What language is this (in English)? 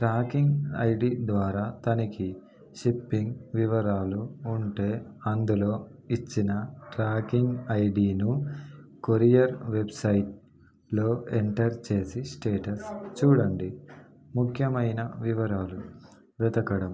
Telugu